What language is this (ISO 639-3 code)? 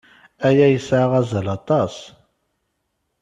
kab